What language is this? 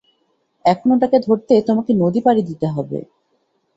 Bangla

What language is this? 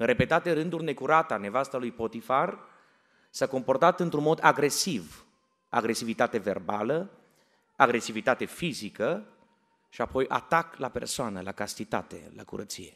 Romanian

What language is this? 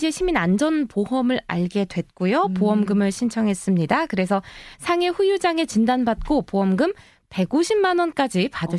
Korean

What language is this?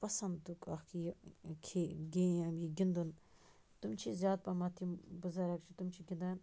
Kashmiri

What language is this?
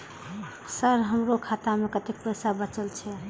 Maithili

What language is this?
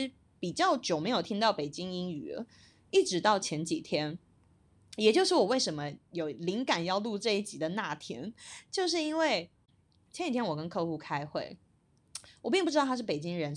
Chinese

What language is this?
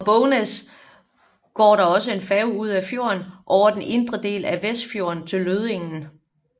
Danish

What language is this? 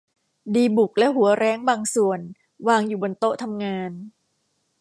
Thai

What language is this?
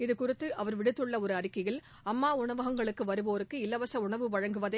Tamil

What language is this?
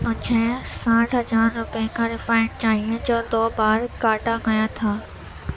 Urdu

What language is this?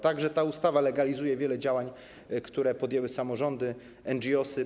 Polish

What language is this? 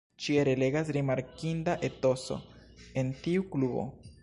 Esperanto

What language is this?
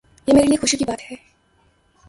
Urdu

